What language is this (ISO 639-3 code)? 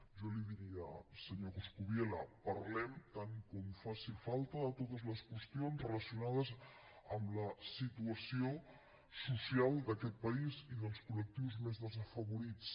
cat